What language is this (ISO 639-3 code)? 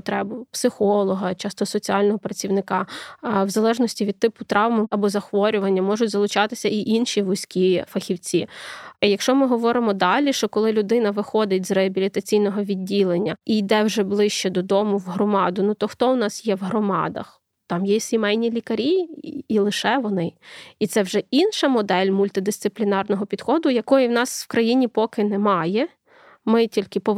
ukr